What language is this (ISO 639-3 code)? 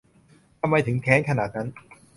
tha